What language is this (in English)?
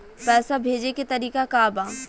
Bhojpuri